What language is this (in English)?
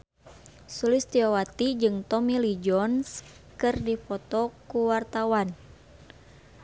Sundanese